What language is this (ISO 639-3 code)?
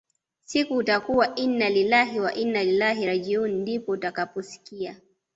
swa